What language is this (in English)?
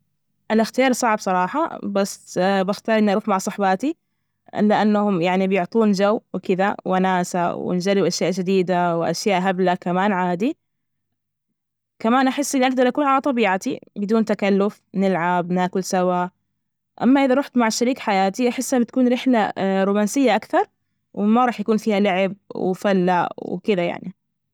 Najdi Arabic